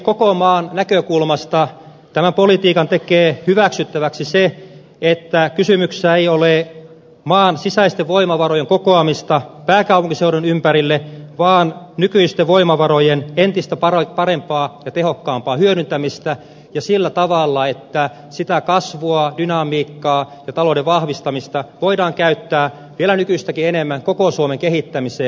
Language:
Finnish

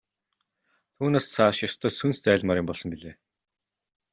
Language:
Mongolian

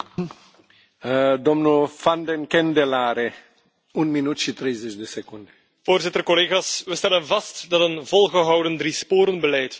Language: Dutch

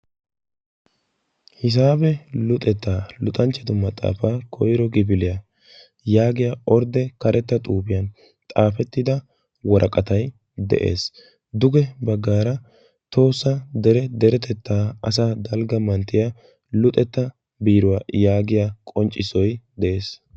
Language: Wolaytta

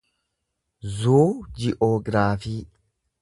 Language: Oromo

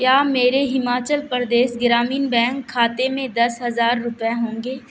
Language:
Urdu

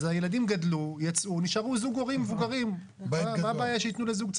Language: Hebrew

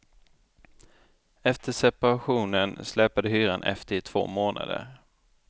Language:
Swedish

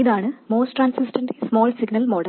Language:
Malayalam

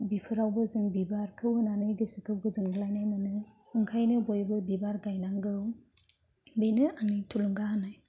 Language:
Bodo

